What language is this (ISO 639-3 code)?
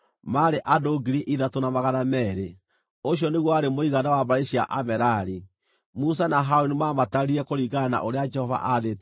kik